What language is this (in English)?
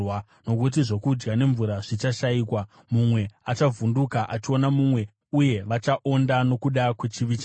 Shona